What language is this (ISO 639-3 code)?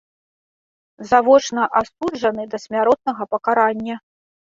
bel